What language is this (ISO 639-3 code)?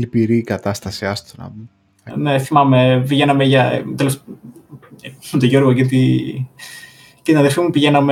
ell